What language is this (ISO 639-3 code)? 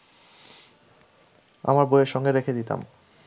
ben